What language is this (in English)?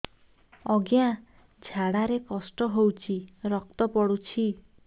Odia